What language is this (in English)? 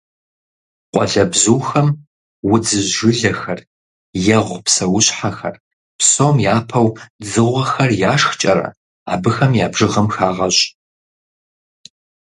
Kabardian